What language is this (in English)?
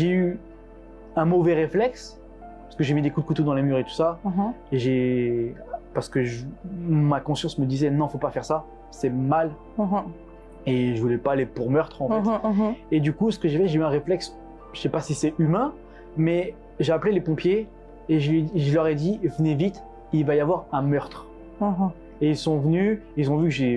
French